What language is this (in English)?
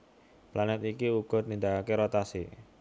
Javanese